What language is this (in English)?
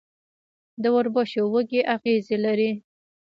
Pashto